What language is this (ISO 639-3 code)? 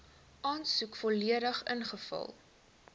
afr